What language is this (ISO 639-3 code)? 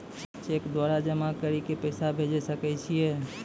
mai